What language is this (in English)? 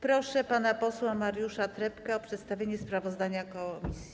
Polish